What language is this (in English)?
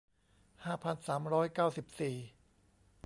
Thai